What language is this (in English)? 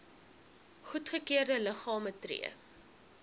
Afrikaans